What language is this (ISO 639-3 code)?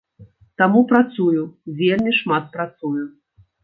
bel